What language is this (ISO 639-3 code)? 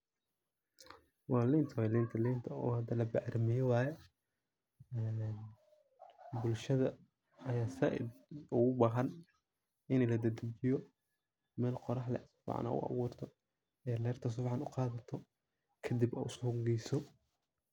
som